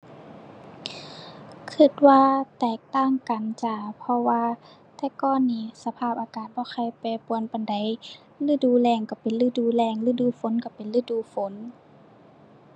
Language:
Thai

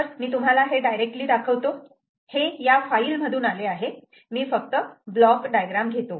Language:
Marathi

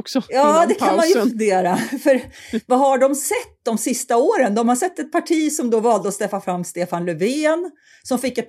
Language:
Swedish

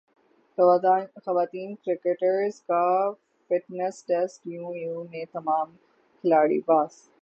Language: Urdu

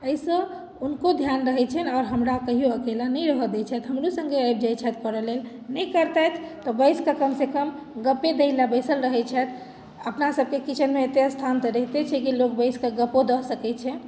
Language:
Maithili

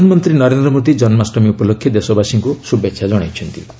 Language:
Odia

